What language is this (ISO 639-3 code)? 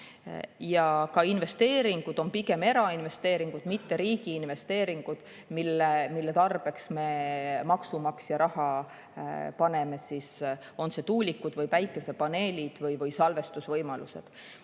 est